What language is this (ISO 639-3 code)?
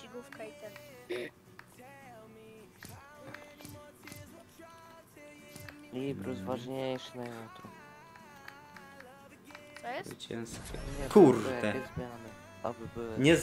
pol